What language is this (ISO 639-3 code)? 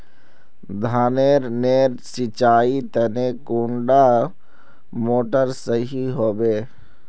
mag